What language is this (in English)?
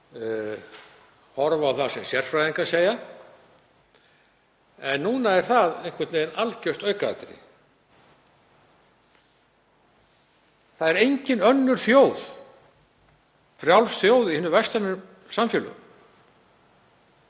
Icelandic